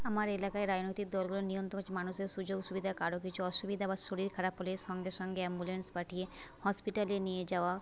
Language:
Bangla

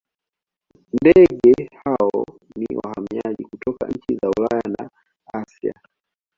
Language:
Swahili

